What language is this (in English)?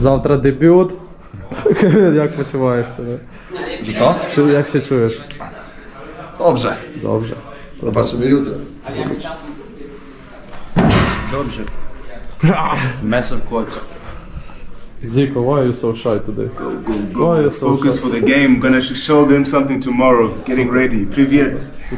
Polish